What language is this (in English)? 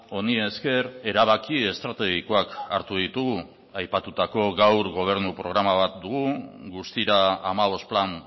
Basque